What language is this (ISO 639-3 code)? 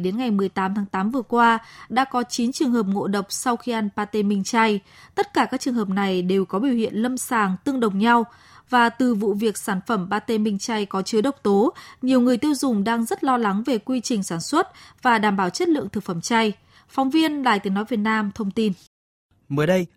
vie